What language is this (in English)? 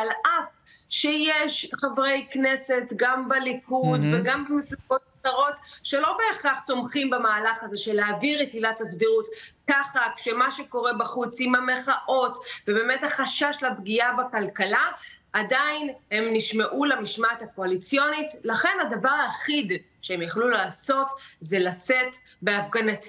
Hebrew